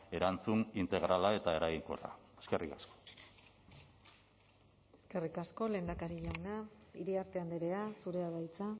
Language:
Basque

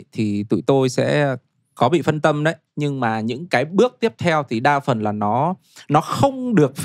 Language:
Vietnamese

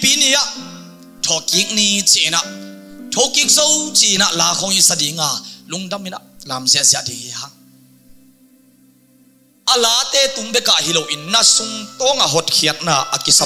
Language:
Indonesian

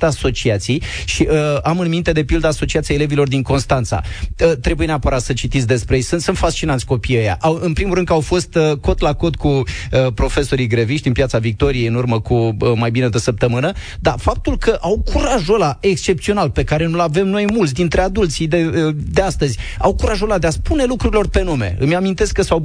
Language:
Romanian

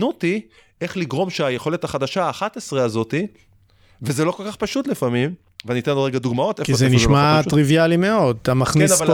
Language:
Hebrew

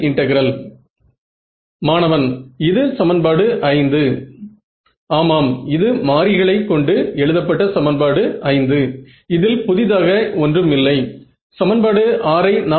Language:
Tamil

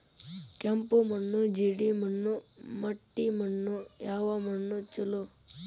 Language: Kannada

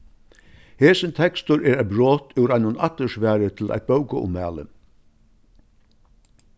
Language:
Faroese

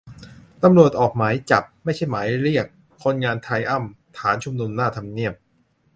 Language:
Thai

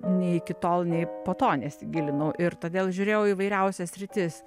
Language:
Lithuanian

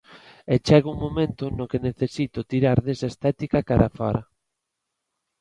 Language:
Galician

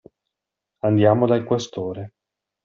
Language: Italian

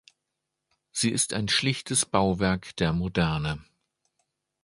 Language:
German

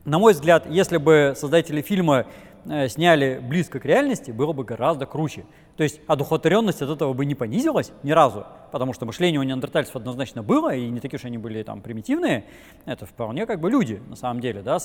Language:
Russian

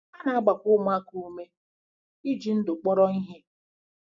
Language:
Igbo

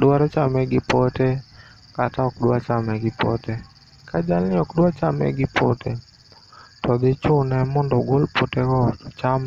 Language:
Luo (Kenya and Tanzania)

